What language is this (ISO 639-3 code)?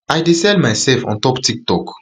pcm